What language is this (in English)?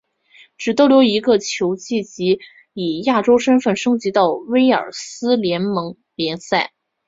Chinese